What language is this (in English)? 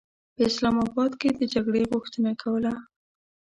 Pashto